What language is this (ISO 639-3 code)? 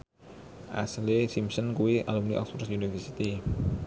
jav